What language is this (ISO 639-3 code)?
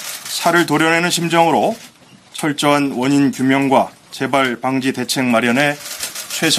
kor